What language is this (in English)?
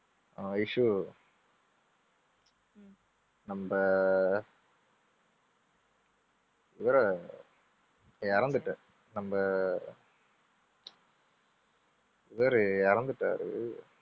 Tamil